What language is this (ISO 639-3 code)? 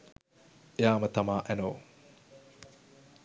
sin